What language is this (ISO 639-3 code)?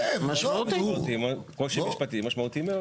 heb